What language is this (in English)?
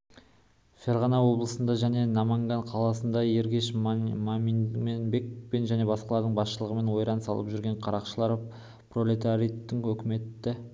Kazakh